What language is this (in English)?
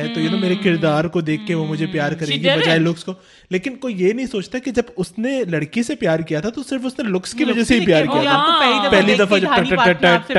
Urdu